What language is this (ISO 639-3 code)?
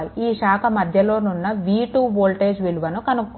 tel